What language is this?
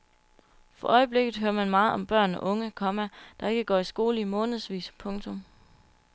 Danish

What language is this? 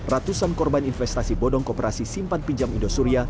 Indonesian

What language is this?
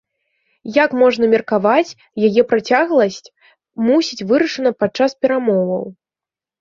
Belarusian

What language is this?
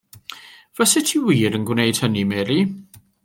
Welsh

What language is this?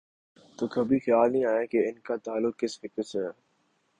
Urdu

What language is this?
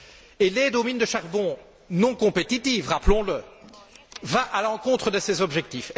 French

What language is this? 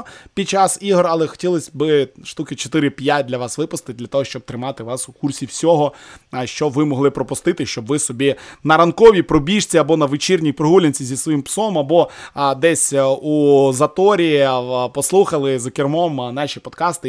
Ukrainian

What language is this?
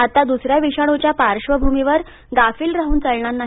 Marathi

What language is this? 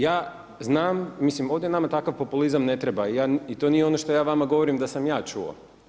Croatian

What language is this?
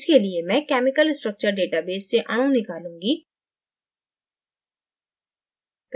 Hindi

